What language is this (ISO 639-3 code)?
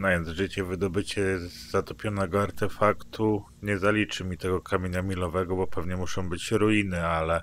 pol